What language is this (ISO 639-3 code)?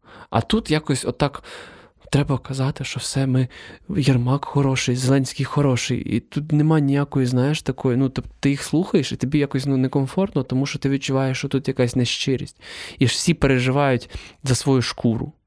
ukr